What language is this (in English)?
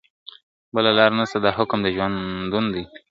Pashto